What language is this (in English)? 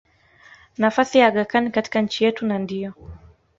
Swahili